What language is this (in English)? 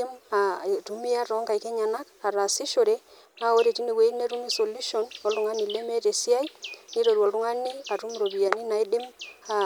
Masai